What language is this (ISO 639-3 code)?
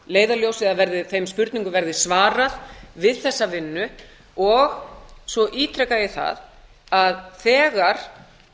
isl